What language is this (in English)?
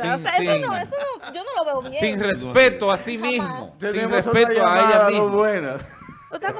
Spanish